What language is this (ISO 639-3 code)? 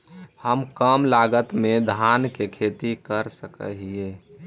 mag